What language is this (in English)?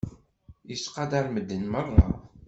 Kabyle